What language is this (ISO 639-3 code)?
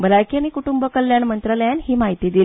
kok